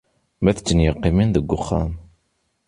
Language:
Kabyle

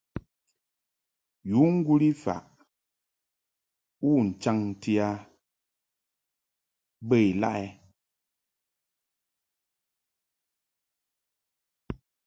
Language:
Mungaka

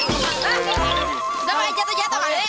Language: Indonesian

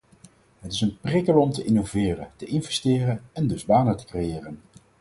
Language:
Dutch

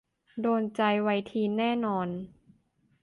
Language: Thai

